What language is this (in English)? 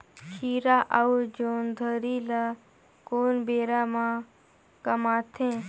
Chhattisgarhi